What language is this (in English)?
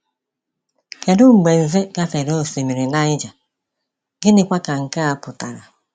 Igbo